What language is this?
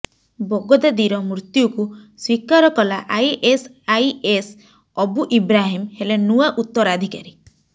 Odia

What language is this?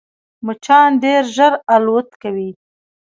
Pashto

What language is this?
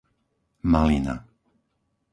Slovak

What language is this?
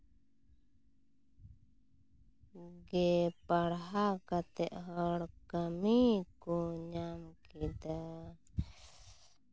Santali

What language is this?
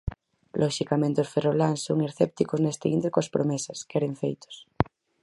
Galician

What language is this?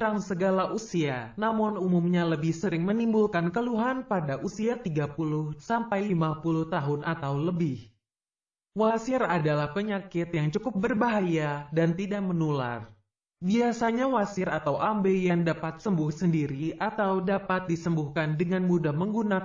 Indonesian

